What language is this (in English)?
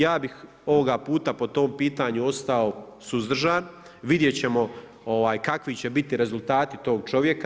Croatian